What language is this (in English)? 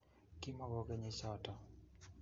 Kalenjin